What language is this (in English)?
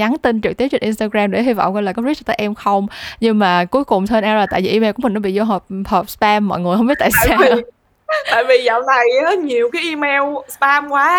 Vietnamese